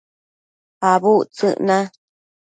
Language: Matsés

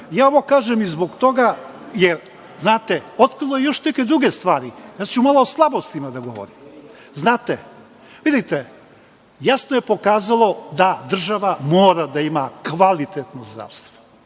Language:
Serbian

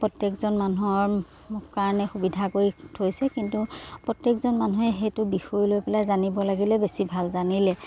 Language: Assamese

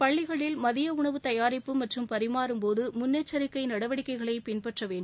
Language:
Tamil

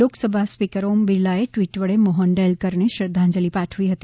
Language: Gujarati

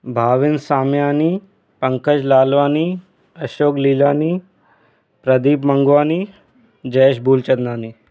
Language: Sindhi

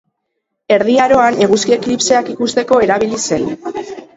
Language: Basque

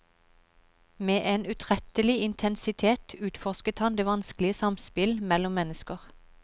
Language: Norwegian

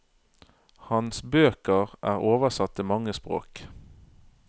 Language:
Norwegian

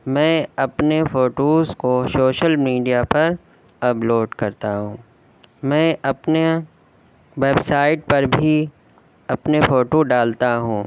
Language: Urdu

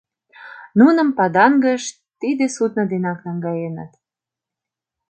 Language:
Mari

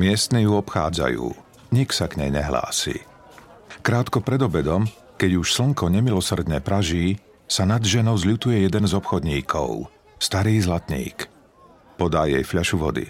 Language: Slovak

